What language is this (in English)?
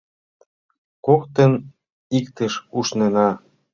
Mari